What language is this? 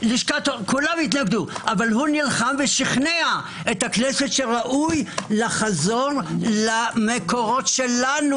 Hebrew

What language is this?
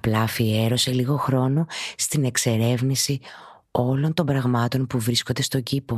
Greek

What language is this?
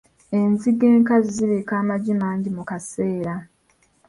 Ganda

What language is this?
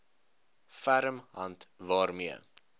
Afrikaans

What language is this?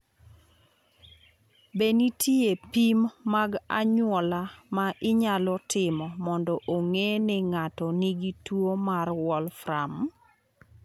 Luo (Kenya and Tanzania)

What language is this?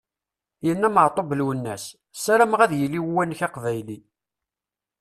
Kabyle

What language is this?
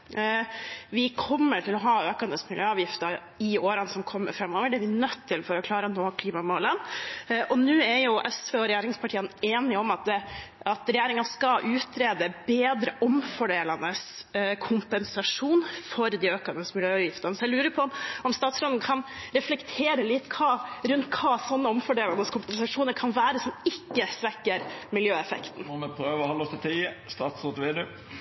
Norwegian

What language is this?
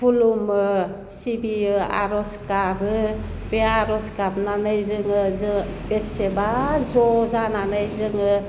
Bodo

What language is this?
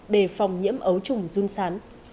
Vietnamese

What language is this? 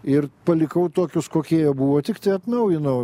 Lithuanian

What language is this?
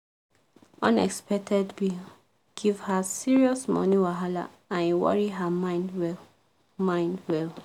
Nigerian Pidgin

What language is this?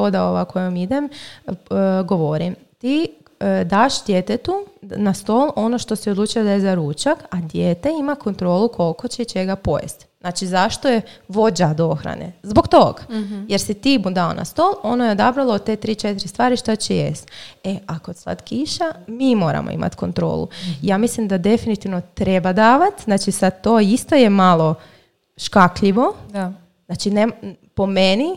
Croatian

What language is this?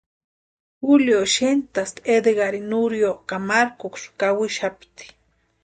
Western Highland Purepecha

